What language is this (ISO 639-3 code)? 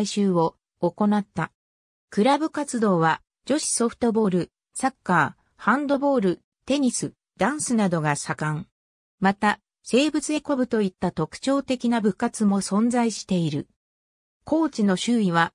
jpn